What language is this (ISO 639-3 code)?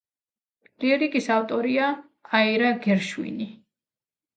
kat